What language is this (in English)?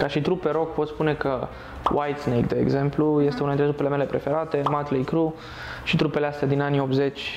Romanian